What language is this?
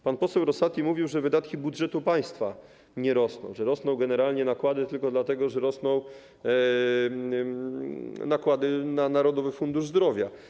Polish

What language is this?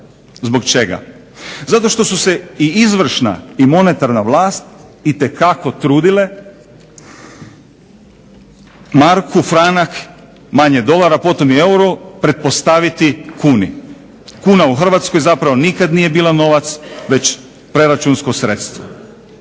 Croatian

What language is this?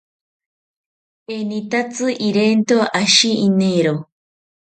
South Ucayali Ashéninka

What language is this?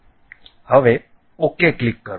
Gujarati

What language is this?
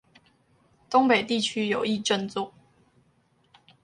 Chinese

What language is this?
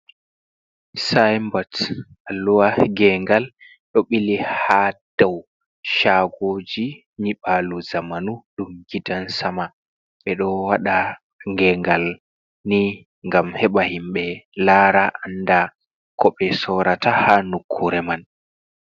Fula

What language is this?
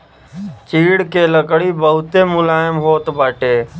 Bhojpuri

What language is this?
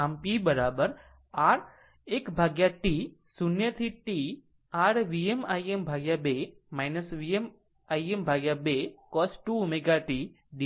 Gujarati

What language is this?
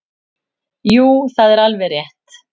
Icelandic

